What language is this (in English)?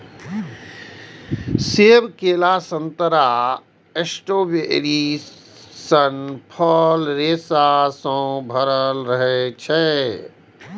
Maithili